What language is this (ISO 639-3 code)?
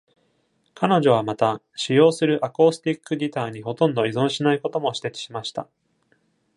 jpn